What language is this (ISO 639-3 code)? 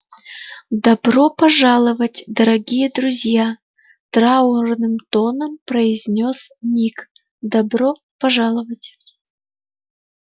rus